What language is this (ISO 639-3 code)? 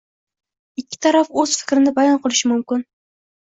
uzb